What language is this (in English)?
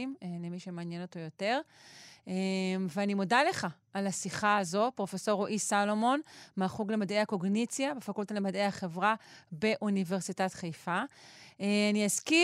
Hebrew